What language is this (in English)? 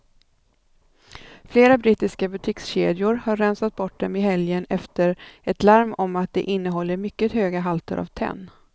Swedish